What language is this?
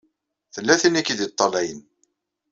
Kabyle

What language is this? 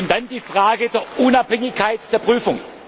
German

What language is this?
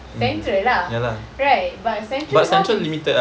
English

